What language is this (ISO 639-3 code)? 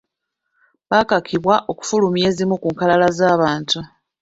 lug